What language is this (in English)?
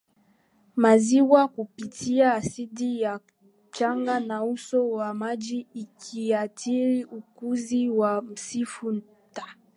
Swahili